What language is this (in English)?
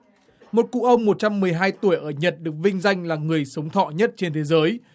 Vietnamese